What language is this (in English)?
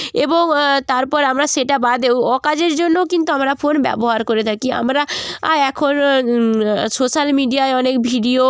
Bangla